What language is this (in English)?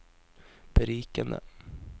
Norwegian